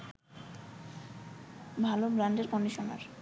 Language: Bangla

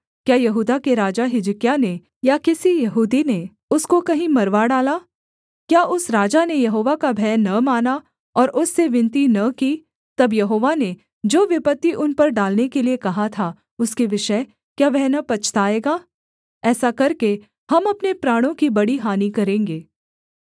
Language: Hindi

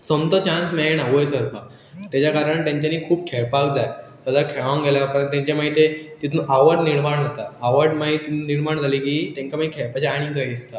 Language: Konkani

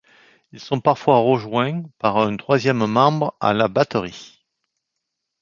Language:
French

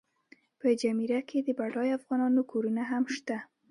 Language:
Pashto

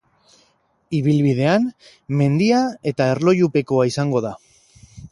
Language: Basque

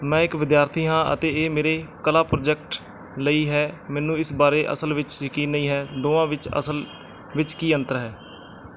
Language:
Punjabi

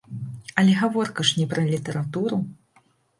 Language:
Belarusian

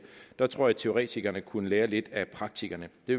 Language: Danish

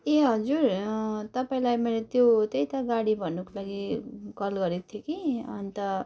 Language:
Nepali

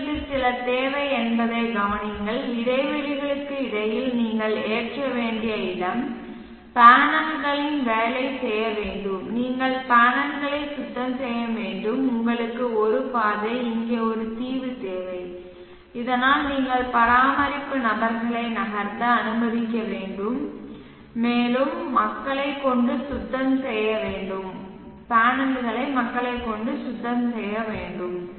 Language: Tamil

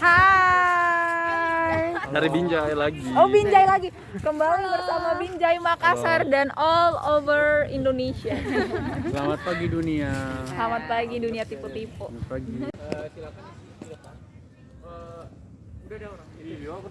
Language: Indonesian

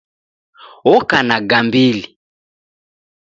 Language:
Taita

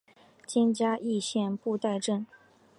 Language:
Chinese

